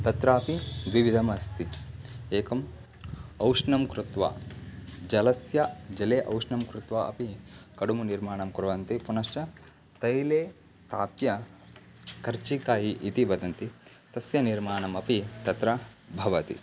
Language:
Sanskrit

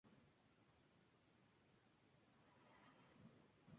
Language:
Spanish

